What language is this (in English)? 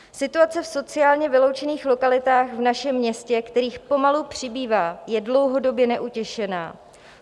Czech